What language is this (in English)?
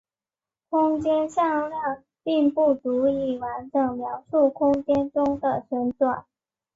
Chinese